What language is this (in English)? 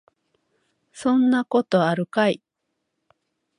Japanese